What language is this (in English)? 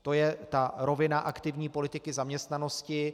Czech